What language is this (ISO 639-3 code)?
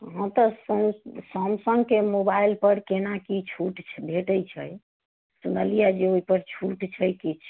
mai